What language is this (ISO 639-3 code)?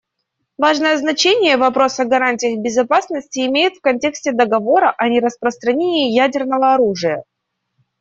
rus